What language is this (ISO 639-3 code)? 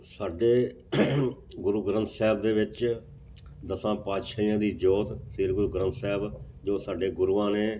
pan